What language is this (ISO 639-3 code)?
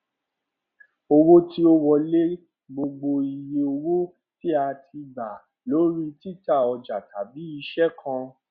yor